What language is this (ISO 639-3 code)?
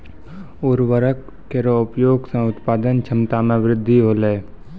mai